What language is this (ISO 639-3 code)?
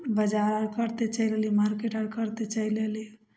mai